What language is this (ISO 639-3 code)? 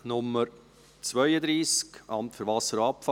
gsw